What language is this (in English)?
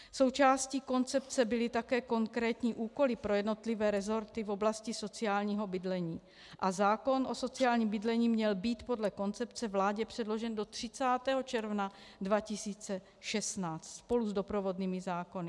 Czech